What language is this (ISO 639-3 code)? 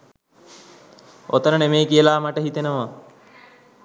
sin